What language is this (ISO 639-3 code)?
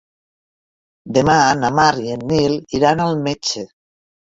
cat